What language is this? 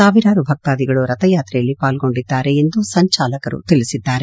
Kannada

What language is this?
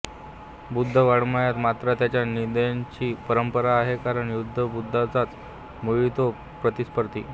Marathi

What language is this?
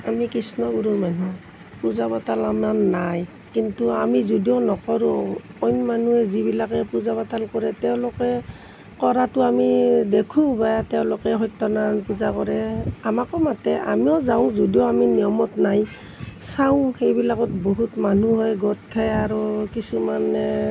Assamese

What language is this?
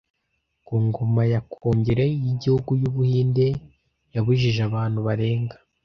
Kinyarwanda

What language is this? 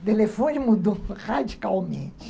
Portuguese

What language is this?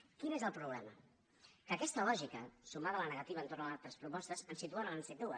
Catalan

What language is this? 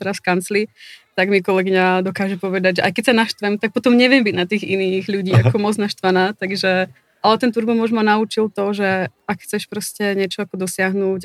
Czech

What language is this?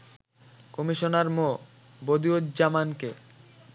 Bangla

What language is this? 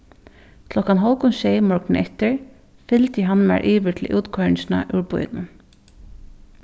Faroese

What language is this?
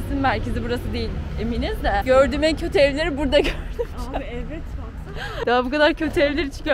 Turkish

